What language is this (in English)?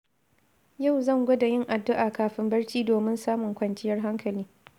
Hausa